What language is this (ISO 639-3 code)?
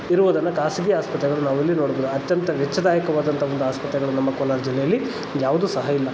kan